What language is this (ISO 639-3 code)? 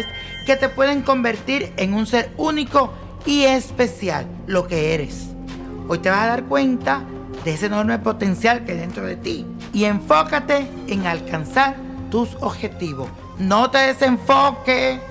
spa